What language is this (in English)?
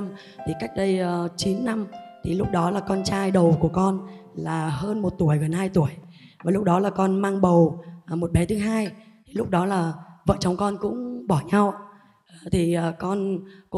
Vietnamese